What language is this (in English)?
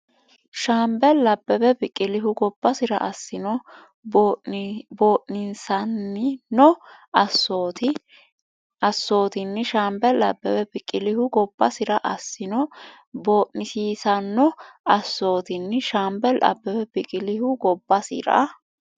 Sidamo